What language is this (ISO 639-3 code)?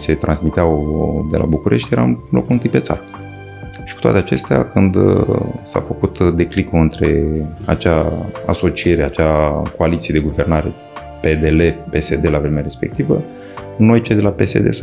ron